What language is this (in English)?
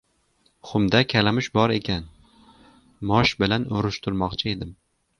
Uzbek